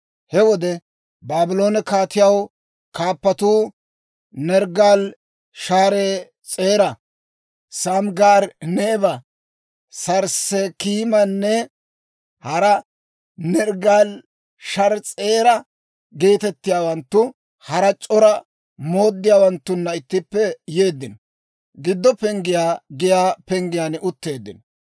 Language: Dawro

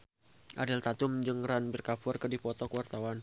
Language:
Sundanese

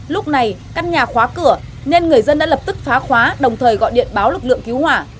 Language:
Vietnamese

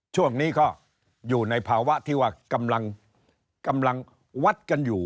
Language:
Thai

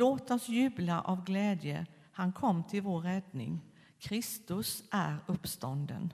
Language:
Swedish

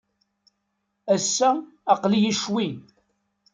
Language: Kabyle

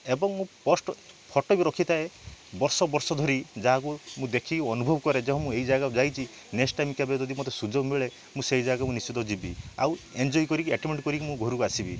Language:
Odia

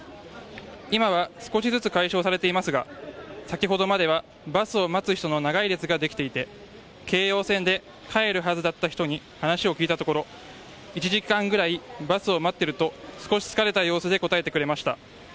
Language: Japanese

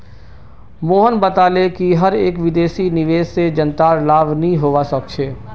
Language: Magahi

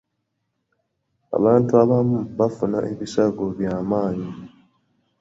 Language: Ganda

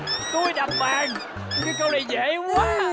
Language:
Vietnamese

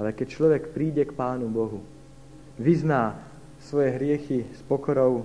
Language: Slovak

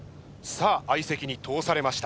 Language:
Japanese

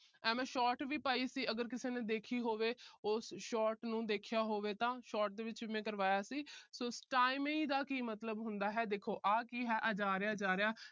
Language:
Punjabi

